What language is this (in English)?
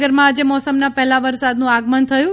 Gujarati